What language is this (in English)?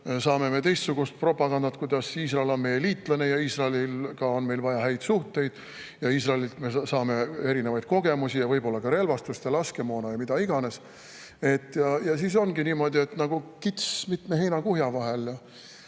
Estonian